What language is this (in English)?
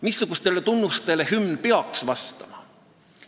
Estonian